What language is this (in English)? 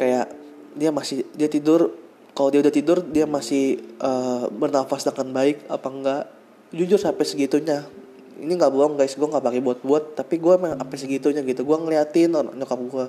Indonesian